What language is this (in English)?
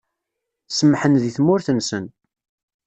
Kabyle